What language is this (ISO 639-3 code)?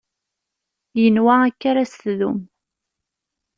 kab